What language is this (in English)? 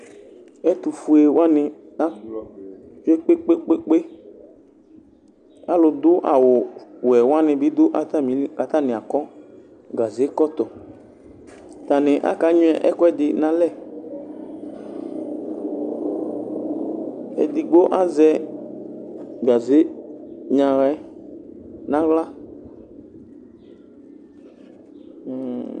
Ikposo